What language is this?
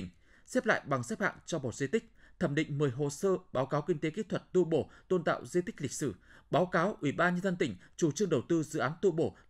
Vietnamese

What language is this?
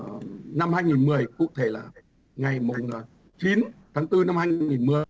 Vietnamese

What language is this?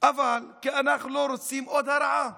Hebrew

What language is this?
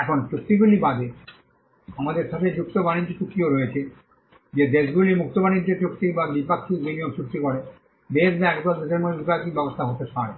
Bangla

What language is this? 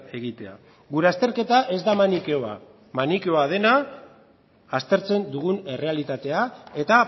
Basque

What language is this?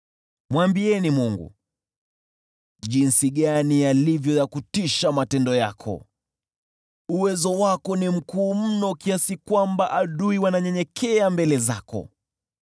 Swahili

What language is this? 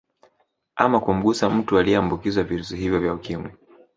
Swahili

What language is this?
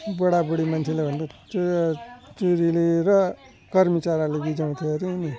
Nepali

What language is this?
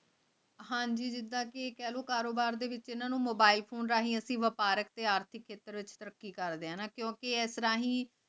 Punjabi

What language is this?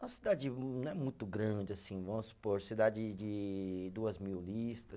Portuguese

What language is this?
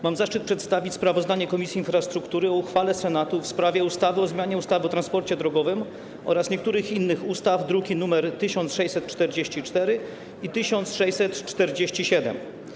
Polish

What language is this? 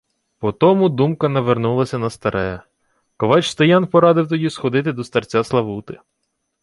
Ukrainian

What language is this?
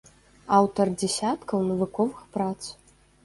Belarusian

